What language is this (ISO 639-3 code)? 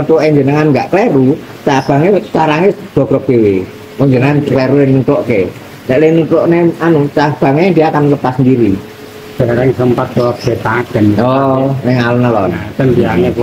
ind